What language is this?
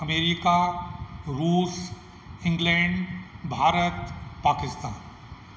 Sindhi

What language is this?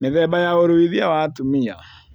Kikuyu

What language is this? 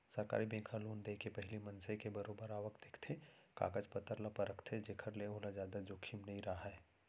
Chhattisgarhi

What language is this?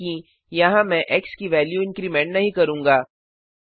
Hindi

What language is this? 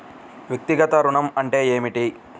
Telugu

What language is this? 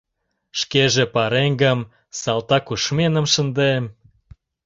Mari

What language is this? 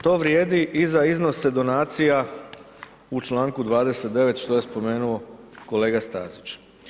Croatian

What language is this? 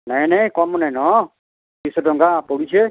Odia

